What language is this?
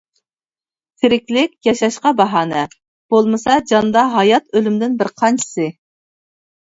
Uyghur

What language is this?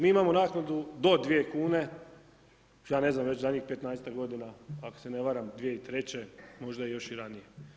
Croatian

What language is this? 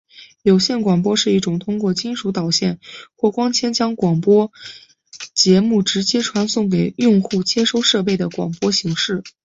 Chinese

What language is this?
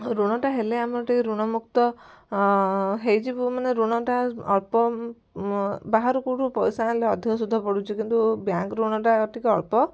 Odia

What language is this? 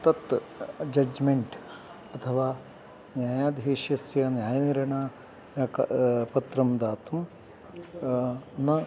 Sanskrit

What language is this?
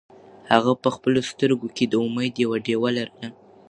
Pashto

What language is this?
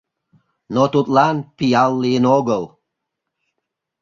Mari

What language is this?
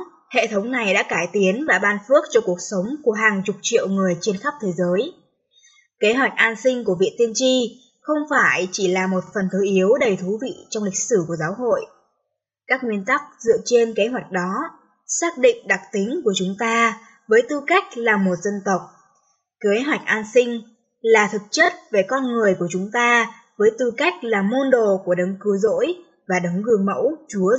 Vietnamese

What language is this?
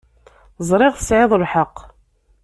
Kabyle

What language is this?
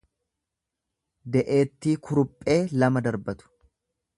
Oromo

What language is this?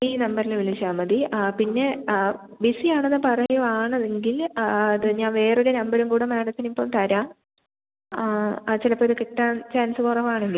Malayalam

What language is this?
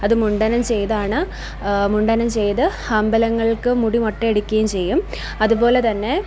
Malayalam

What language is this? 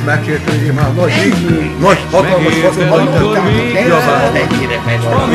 Greek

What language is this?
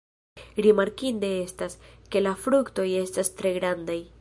Esperanto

